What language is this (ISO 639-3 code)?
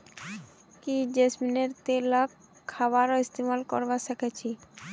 mag